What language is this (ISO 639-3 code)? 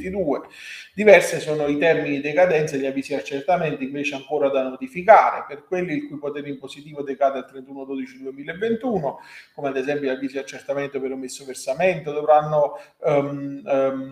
ita